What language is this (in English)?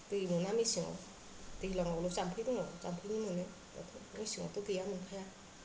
Bodo